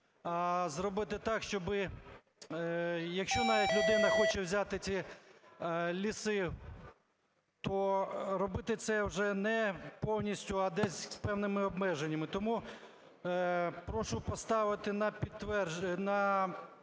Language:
Ukrainian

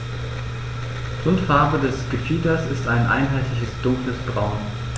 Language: German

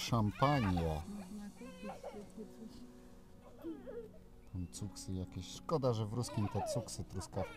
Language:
Polish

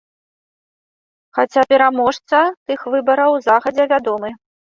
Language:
Belarusian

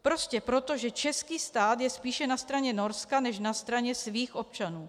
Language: Czech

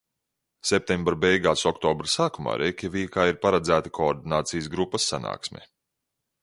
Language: Latvian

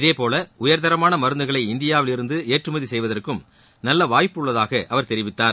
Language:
Tamil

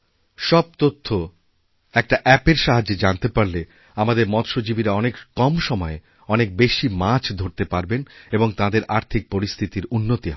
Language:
Bangla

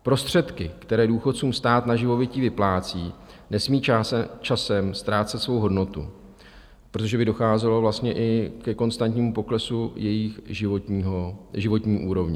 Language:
Czech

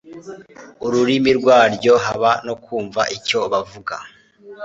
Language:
Kinyarwanda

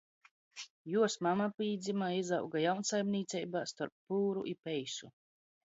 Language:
Latgalian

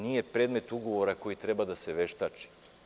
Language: Serbian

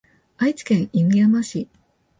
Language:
Japanese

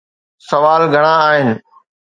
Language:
Sindhi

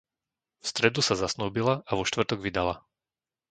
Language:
Slovak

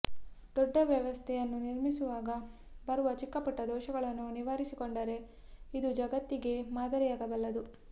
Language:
Kannada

